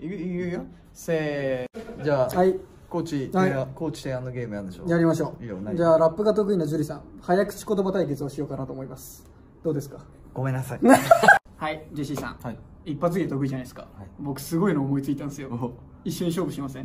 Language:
Japanese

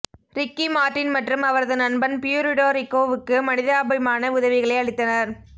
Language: Tamil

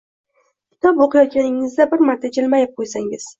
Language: Uzbek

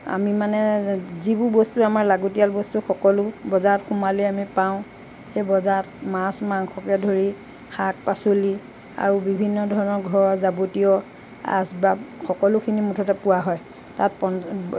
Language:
Assamese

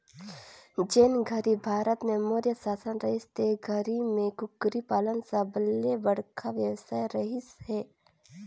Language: Chhattisgarhi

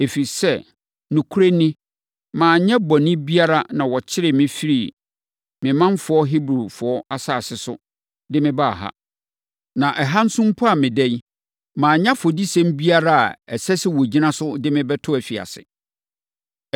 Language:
Akan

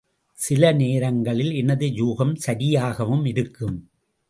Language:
Tamil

